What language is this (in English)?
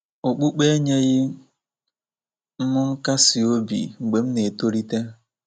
Igbo